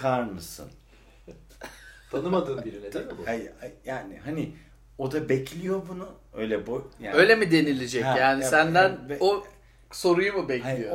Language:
Turkish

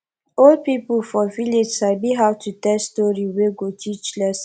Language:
Nigerian Pidgin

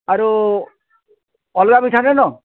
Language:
Odia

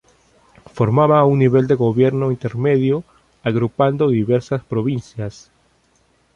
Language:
Spanish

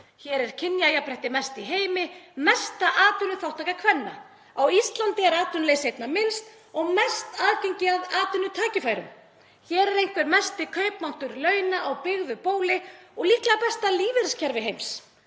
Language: Icelandic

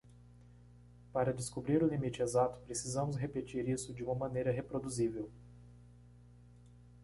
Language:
Portuguese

